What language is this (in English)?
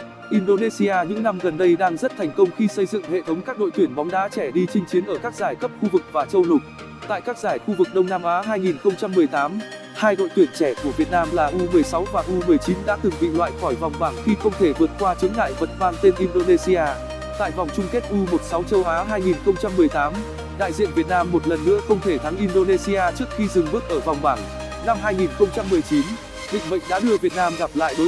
Vietnamese